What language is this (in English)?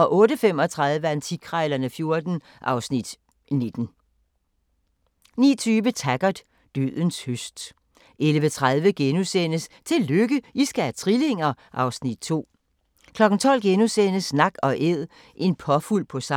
Danish